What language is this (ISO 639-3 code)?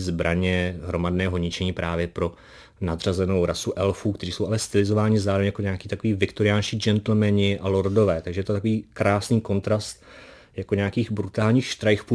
ces